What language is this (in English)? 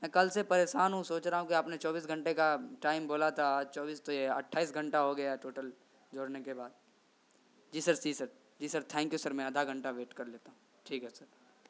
Urdu